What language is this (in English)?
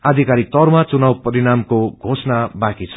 Nepali